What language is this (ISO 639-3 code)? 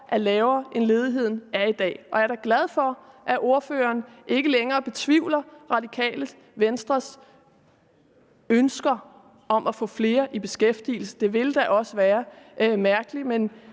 dan